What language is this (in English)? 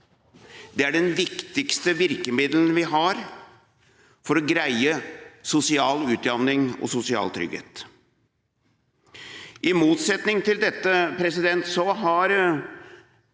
Norwegian